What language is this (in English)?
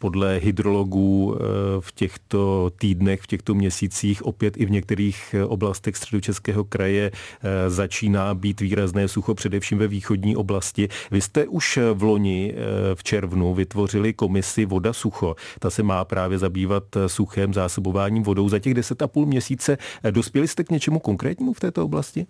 Czech